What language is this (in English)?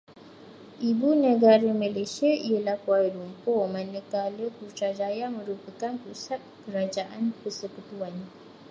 Malay